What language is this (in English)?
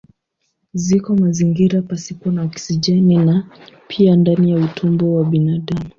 Swahili